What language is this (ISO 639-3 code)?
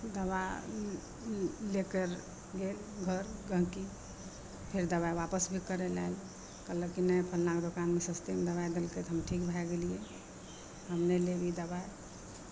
mai